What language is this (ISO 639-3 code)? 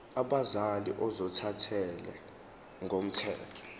zul